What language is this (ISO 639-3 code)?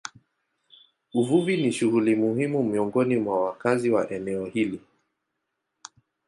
swa